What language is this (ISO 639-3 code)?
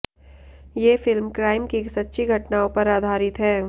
hin